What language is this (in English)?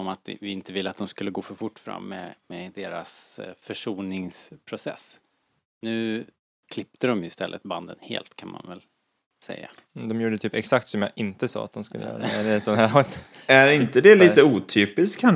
Swedish